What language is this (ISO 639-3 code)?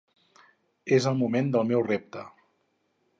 cat